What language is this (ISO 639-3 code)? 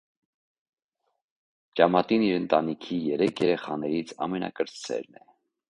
hye